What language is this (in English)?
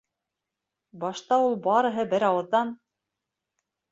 Bashkir